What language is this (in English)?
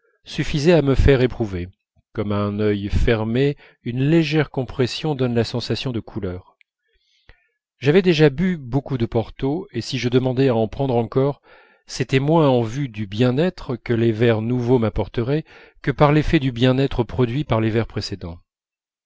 French